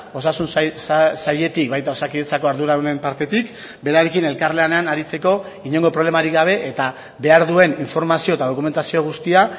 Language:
Basque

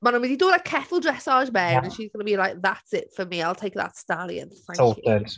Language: Welsh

